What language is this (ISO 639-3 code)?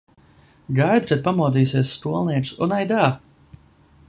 lav